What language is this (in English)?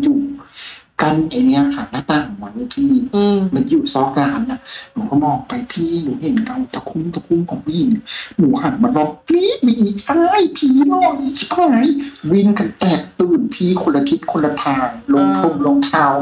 Thai